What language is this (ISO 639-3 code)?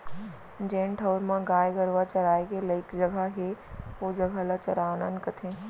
hne